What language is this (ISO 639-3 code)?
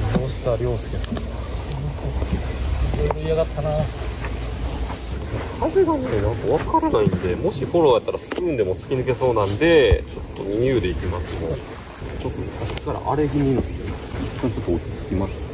jpn